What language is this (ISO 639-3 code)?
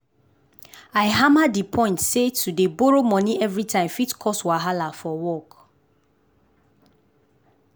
pcm